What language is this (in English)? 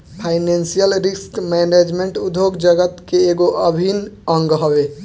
Bhojpuri